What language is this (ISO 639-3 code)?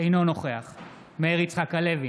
heb